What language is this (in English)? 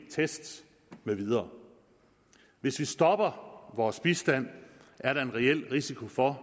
Danish